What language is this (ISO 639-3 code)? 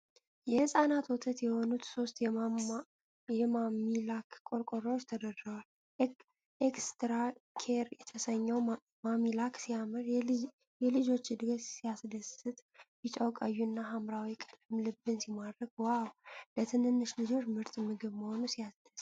amh